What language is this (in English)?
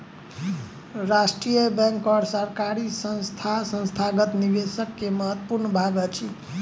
Maithili